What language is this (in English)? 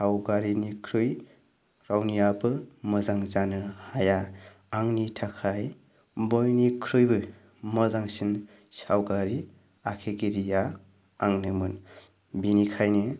Bodo